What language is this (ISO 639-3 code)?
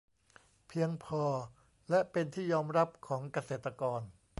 tha